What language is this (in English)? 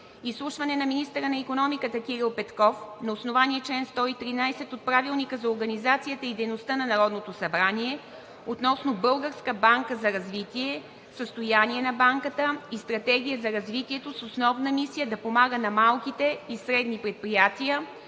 Bulgarian